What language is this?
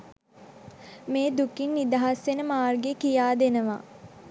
Sinhala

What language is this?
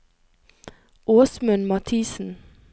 Norwegian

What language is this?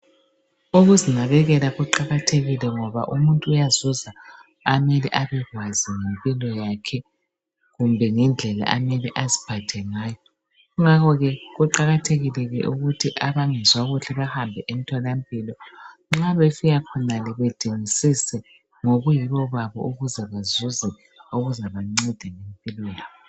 North Ndebele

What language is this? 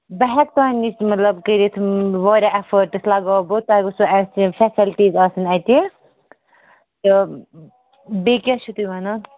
Kashmiri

